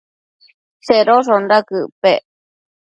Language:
Matsés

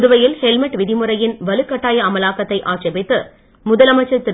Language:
Tamil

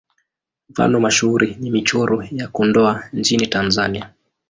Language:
Swahili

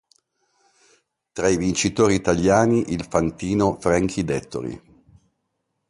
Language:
Italian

